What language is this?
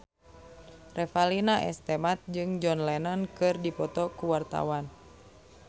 Sundanese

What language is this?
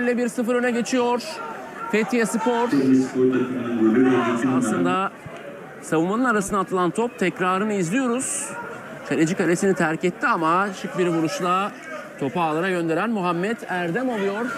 Turkish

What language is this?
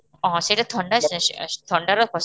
Odia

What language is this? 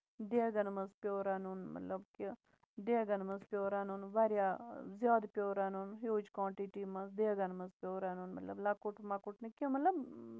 Kashmiri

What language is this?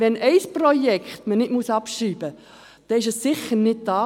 Swiss German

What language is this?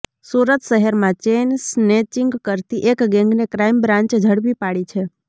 Gujarati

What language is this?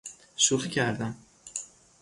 Persian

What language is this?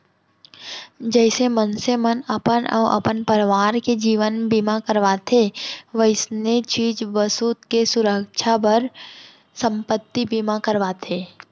Chhattisgarhi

